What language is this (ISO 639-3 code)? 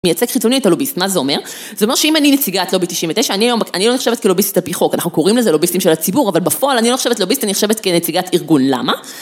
heb